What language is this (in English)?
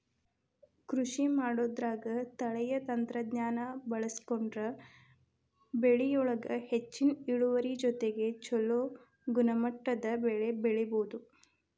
Kannada